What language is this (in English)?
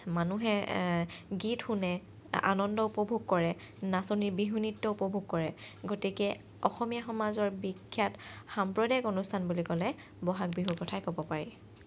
Assamese